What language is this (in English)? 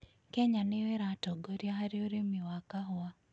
Kikuyu